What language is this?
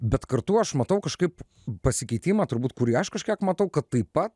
Lithuanian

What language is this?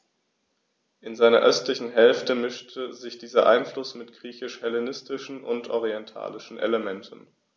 German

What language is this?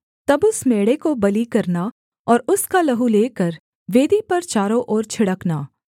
Hindi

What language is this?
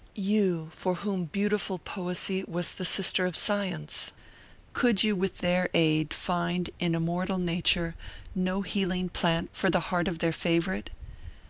English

